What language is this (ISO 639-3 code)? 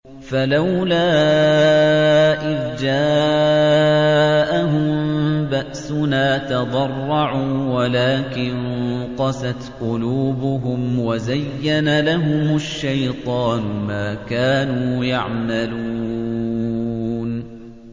ara